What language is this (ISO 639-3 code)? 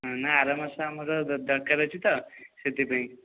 ori